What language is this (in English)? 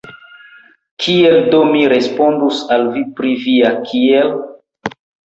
Esperanto